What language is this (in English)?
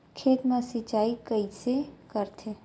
Chhattisgarhi